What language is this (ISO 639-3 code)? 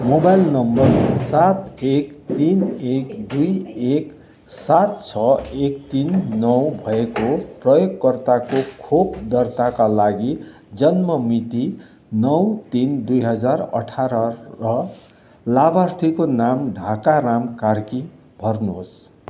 nep